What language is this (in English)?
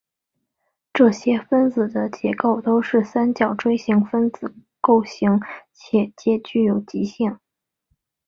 Chinese